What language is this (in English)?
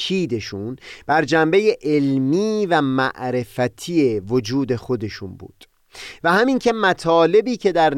Persian